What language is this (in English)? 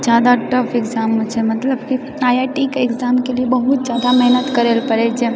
Maithili